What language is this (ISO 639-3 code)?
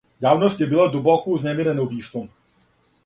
srp